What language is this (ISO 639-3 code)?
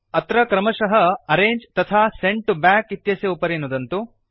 san